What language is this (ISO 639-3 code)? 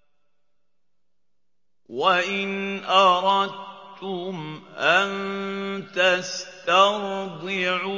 ara